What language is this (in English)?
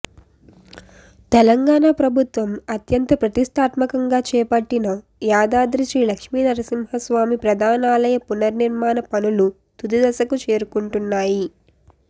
Telugu